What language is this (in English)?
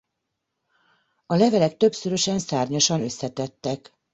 Hungarian